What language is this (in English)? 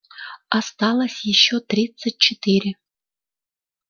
Russian